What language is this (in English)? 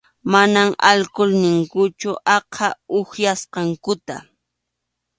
Arequipa-La Unión Quechua